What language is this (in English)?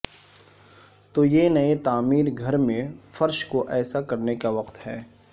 Urdu